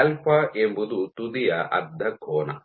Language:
Kannada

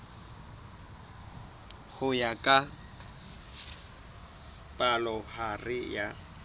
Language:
Southern Sotho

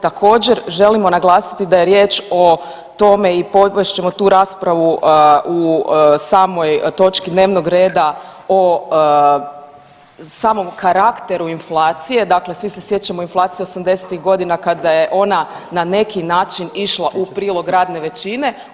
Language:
Croatian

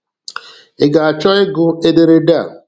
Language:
Igbo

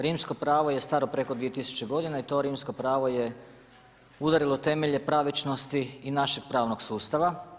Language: Croatian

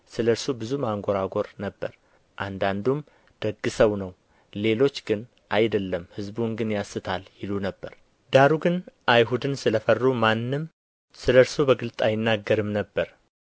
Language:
Amharic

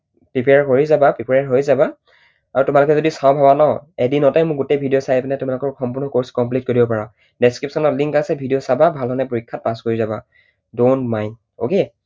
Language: Assamese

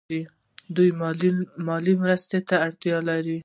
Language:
Pashto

